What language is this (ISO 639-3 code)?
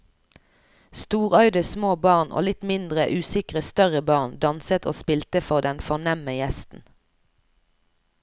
nor